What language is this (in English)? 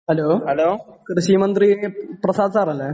Malayalam